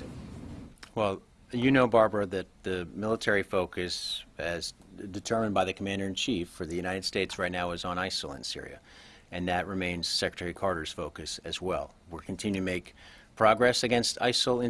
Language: English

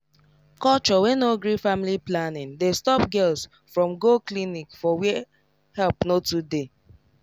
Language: Nigerian Pidgin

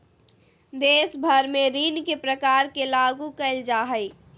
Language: Magahi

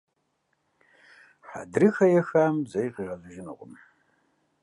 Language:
Kabardian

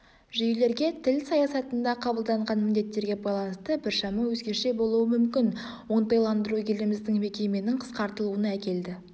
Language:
Kazakh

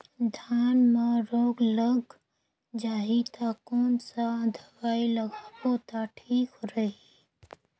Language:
Chhattisgarhi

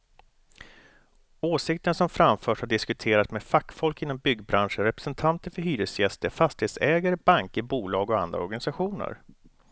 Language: Swedish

